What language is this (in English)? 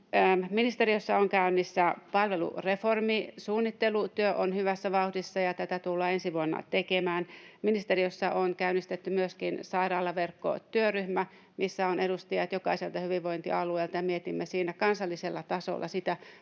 Finnish